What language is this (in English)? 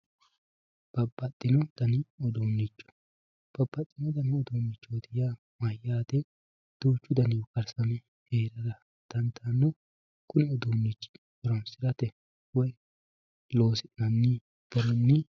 Sidamo